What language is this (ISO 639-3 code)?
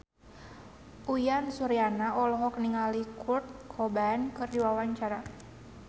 sun